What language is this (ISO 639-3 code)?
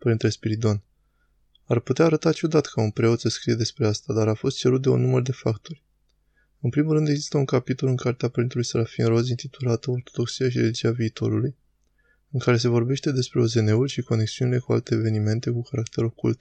ron